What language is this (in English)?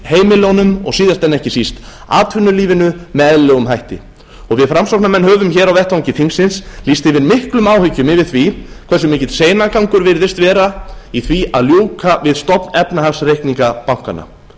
Icelandic